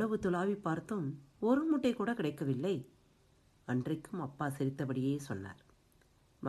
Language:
Tamil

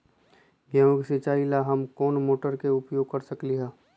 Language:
Magahi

